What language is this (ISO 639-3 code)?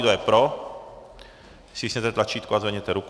ces